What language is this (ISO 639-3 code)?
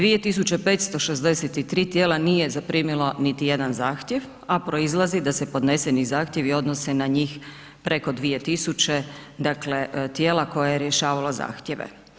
hrv